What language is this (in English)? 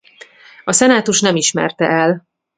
Hungarian